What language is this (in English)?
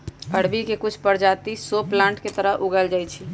Magahi